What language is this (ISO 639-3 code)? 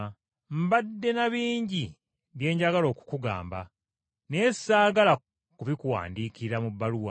lug